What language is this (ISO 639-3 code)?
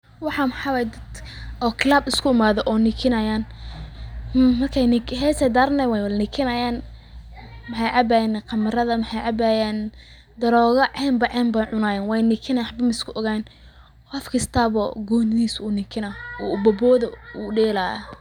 som